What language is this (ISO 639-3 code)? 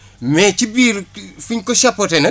wol